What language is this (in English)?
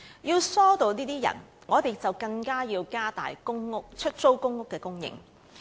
Cantonese